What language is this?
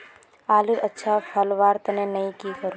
Magahi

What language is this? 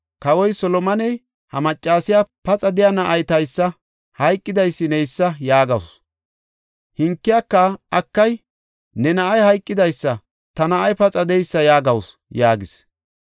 Gofa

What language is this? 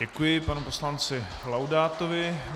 Czech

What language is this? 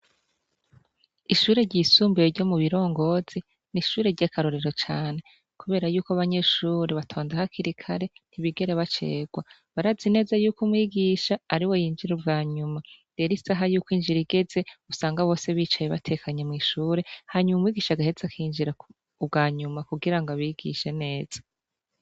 Rundi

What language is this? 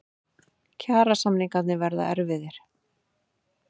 Icelandic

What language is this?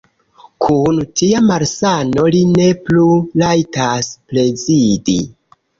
Esperanto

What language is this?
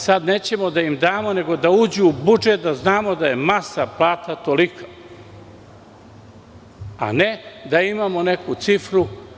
Serbian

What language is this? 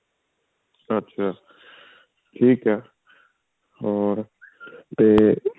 Punjabi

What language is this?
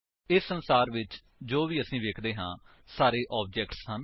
Punjabi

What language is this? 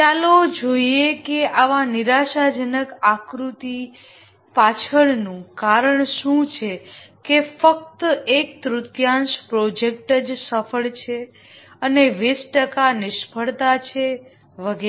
Gujarati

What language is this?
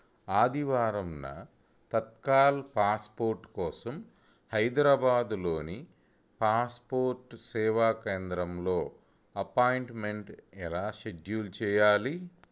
Telugu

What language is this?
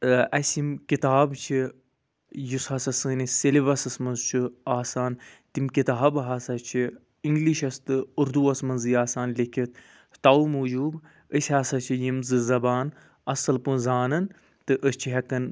Kashmiri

